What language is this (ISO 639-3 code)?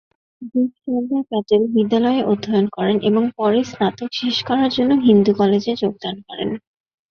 ben